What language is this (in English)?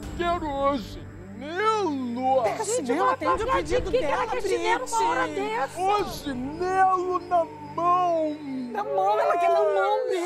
Portuguese